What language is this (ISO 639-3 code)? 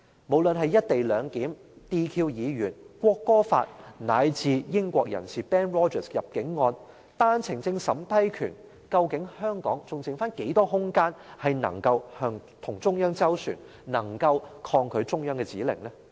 yue